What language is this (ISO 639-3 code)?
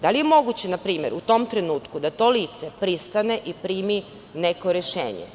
srp